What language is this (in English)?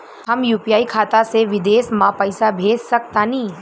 Bhojpuri